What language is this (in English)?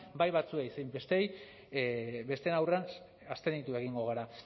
Basque